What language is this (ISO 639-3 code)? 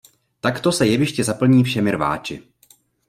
ces